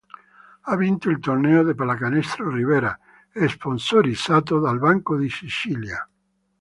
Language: Italian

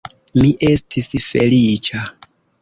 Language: Esperanto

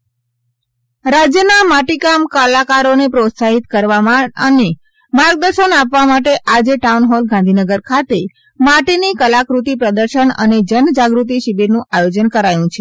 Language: Gujarati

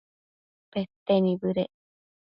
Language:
Matsés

